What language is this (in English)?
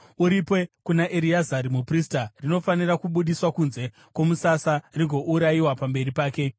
Shona